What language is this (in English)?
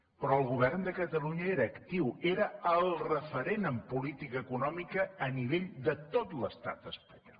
Catalan